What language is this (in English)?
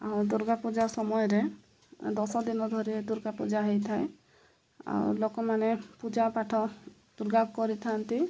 Odia